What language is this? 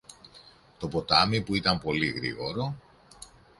Greek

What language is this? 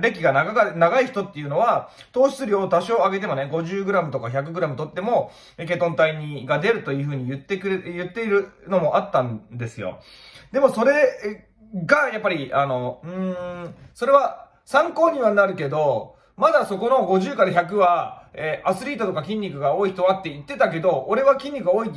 Japanese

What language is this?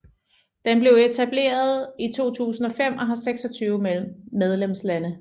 Danish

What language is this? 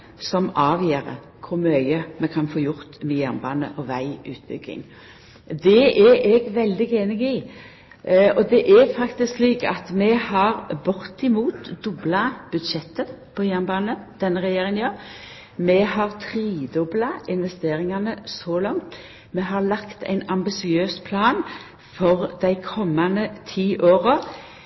Norwegian Nynorsk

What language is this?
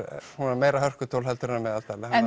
Icelandic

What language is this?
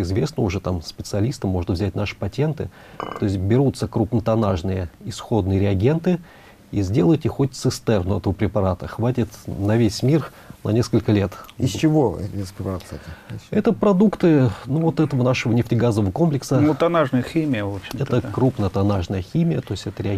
Russian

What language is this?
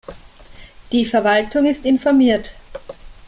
German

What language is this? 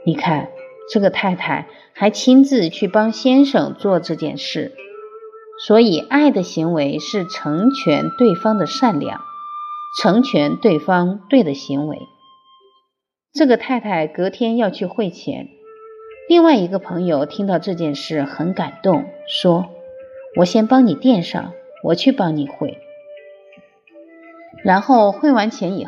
Chinese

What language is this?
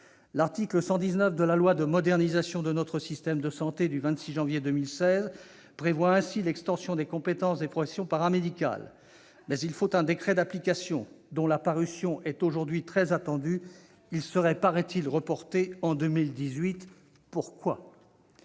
French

